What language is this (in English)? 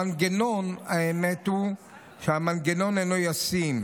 Hebrew